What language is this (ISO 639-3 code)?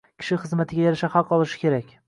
uzb